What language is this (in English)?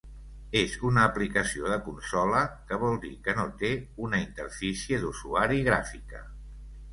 Catalan